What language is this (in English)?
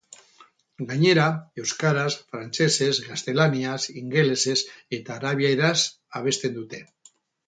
Basque